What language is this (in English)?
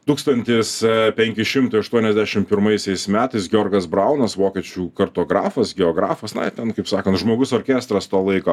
Lithuanian